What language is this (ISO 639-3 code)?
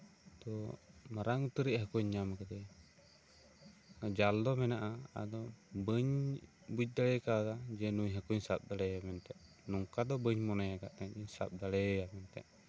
sat